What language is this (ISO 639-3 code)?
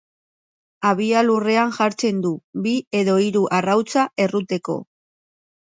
eus